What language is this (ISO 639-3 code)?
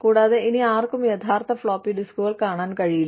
mal